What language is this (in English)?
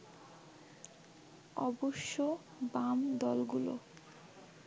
Bangla